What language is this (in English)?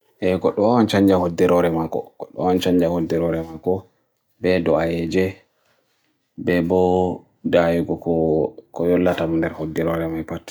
Bagirmi Fulfulde